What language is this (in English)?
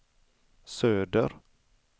Swedish